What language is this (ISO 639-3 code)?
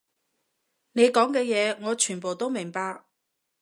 yue